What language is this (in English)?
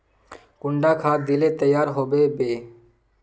Magahi